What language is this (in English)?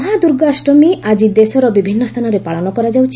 Odia